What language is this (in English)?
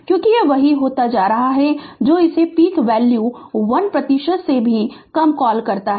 Hindi